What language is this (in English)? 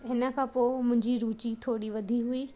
Sindhi